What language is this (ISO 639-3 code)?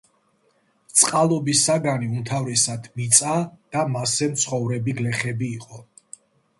kat